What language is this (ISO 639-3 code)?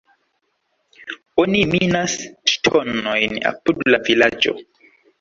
epo